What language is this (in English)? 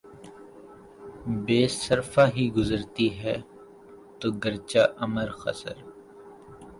Urdu